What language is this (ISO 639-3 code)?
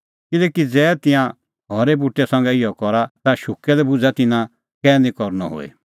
kfx